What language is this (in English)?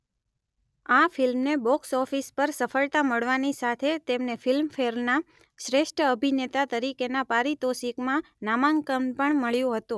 Gujarati